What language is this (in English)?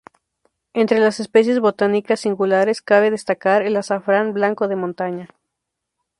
Spanish